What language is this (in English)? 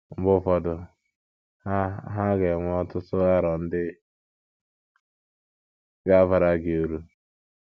Igbo